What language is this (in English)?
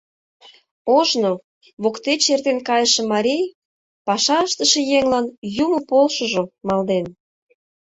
Mari